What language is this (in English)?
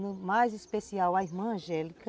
Portuguese